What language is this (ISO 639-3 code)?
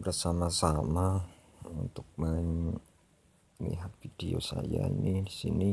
ind